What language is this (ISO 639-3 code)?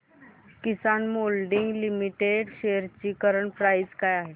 mar